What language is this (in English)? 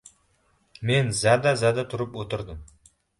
Uzbek